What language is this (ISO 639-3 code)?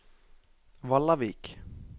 nor